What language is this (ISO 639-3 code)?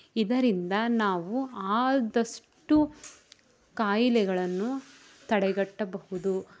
kan